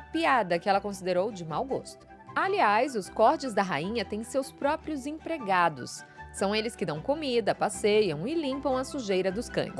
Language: Portuguese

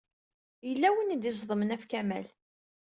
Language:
Kabyle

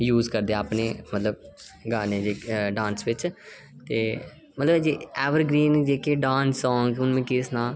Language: Dogri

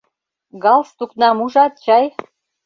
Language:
Mari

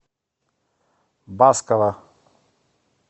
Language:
Russian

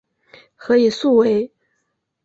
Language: Chinese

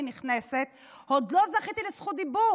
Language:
Hebrew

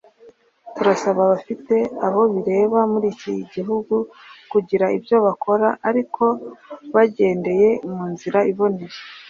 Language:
Kinyarwanda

